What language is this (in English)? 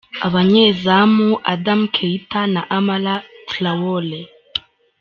Kinyarwanda